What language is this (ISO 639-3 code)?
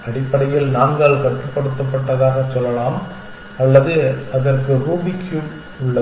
tam